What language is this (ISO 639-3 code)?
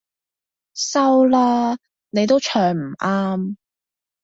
yue